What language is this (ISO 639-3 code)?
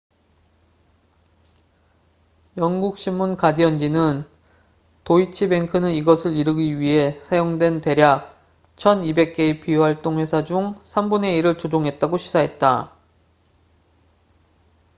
kor